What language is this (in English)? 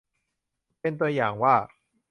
Thai